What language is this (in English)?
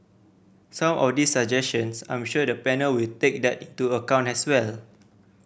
English